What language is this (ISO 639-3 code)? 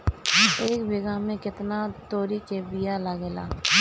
bho